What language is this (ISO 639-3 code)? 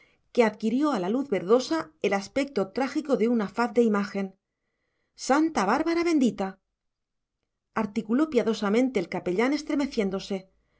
spa